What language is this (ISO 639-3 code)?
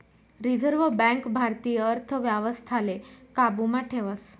mar